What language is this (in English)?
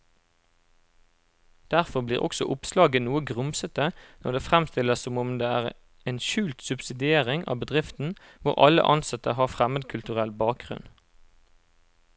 Norwegian